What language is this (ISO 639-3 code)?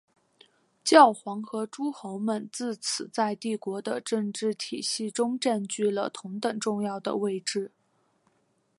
zho